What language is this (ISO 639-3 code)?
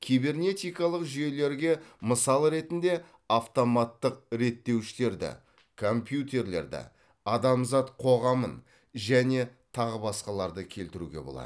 kaz